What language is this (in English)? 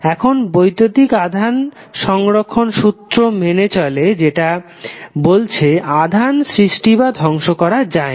Bangla